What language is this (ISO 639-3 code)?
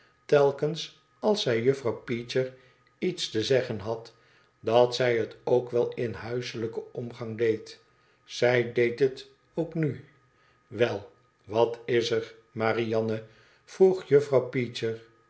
nld